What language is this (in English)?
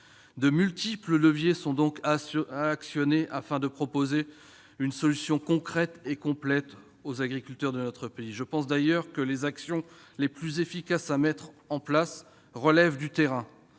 French